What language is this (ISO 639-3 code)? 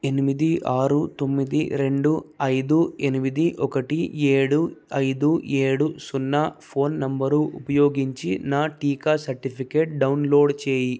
tel